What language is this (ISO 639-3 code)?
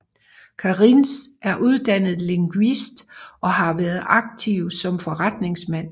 dan